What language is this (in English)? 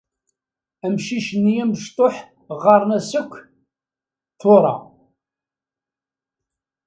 Kabyle